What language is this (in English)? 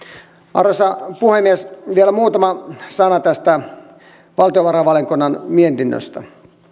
Finnish